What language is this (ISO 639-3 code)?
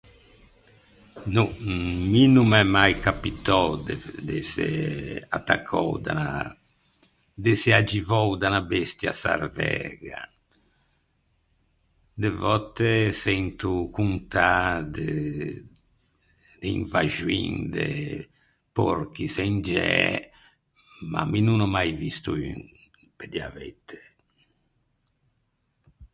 lij